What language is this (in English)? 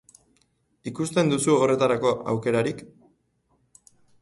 Basque